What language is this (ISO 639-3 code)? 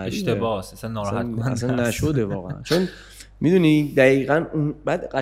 fas